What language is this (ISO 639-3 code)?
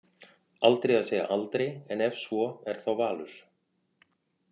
isl